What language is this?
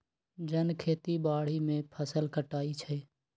Magahi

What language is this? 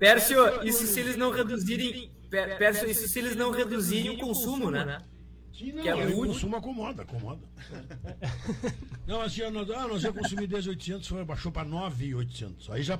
Portuguese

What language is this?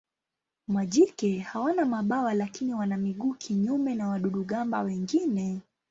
Swahili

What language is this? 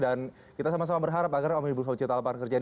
Indonesian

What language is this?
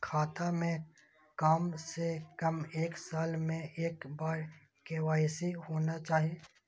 Maithili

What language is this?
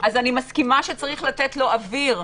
Hebrew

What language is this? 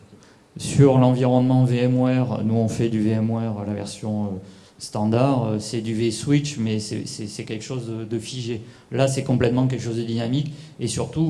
French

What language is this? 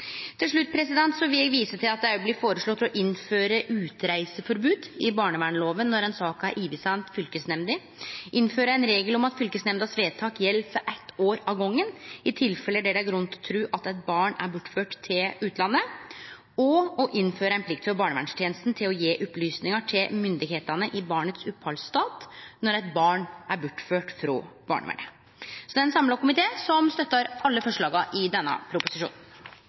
Norwegian Nynorsk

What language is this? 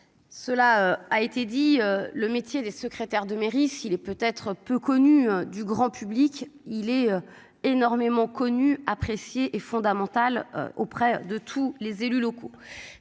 French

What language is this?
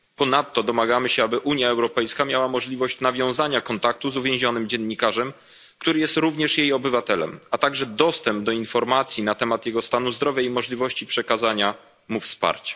Polish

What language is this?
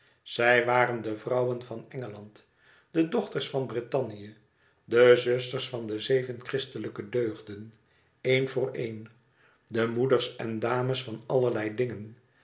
Dutch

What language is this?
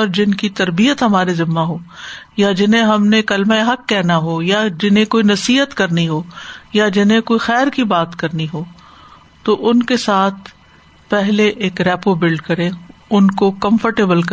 Urdu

